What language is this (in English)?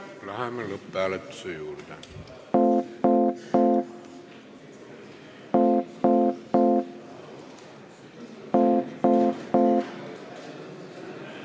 Estonian